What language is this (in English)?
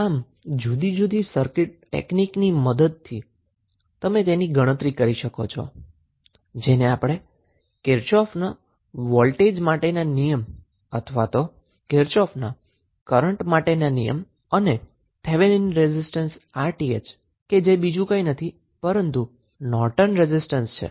Gujarati